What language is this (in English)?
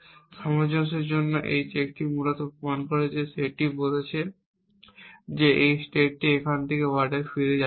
Bangla